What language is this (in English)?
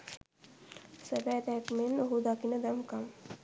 Sinhala